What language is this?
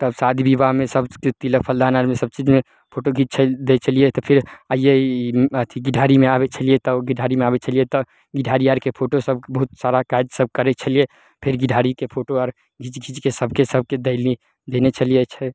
Maithili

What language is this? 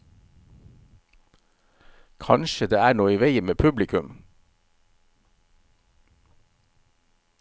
Norwegian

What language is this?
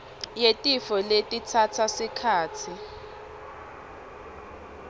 Swati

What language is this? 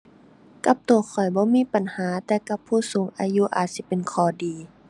Thai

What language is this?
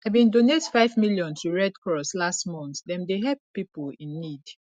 Nigerian Pidgin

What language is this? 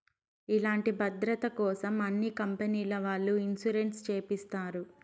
Telugu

